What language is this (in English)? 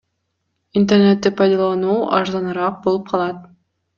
Kyrgyz